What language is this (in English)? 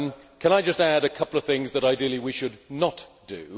English